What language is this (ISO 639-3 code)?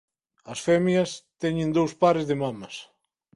glg